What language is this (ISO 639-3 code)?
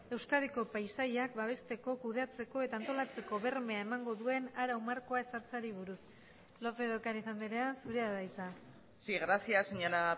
eus